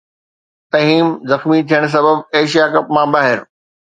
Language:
Sindhi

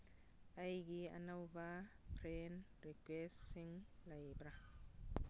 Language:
Manipuri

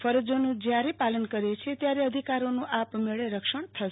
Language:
Gujarati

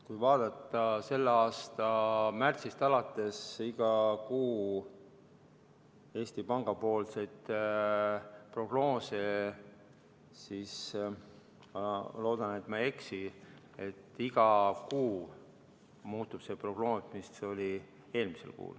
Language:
Estonian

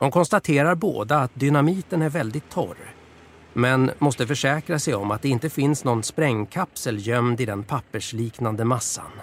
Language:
Swedish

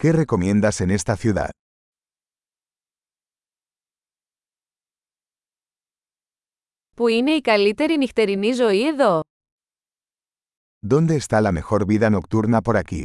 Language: Greek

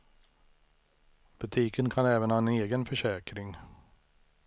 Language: Swedish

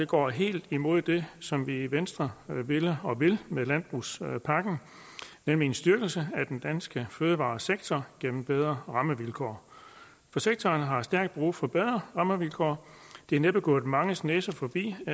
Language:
Danish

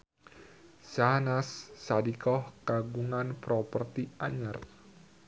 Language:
Sundanese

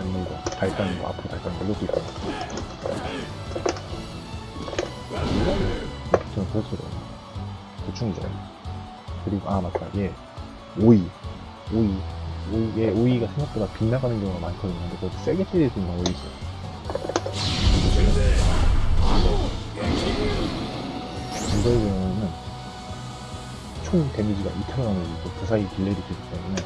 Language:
Korean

